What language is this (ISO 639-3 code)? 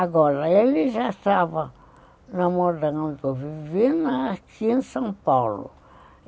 por